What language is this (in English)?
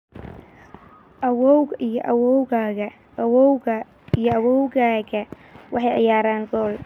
Somali